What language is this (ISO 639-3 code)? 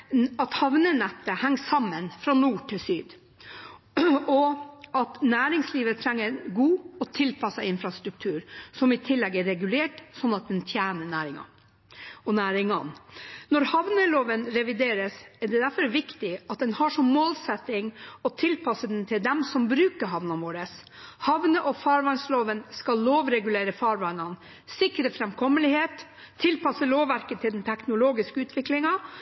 nob